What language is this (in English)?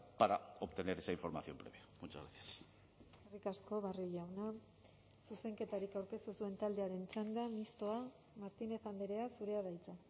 Basque